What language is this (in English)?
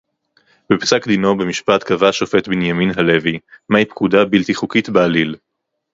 Hebrew